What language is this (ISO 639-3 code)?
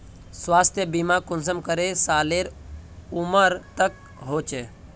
mag